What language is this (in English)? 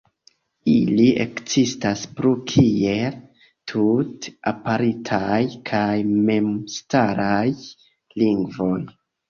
Esperanto